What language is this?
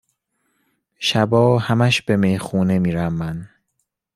Persian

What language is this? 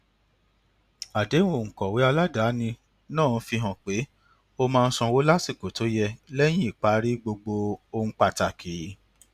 Yoruba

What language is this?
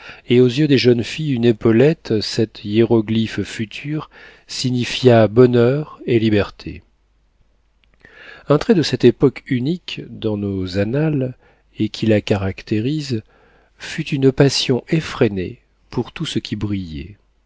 French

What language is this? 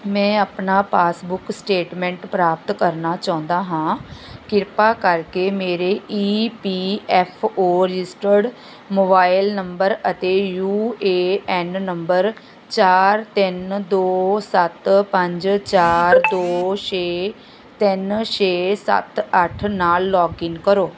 Punjabi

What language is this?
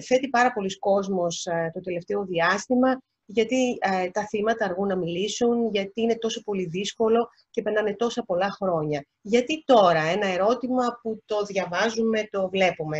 Greek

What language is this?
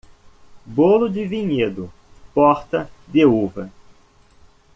Portuguese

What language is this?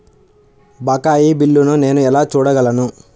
Telugu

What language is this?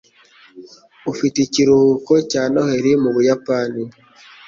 Kinyarwanda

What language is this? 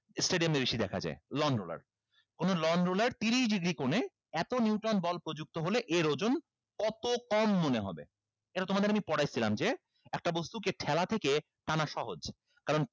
Bangla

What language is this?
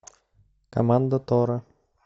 Russian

